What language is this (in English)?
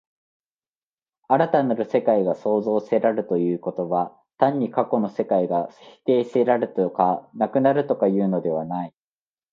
Japanese